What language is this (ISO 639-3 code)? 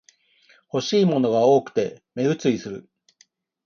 jpn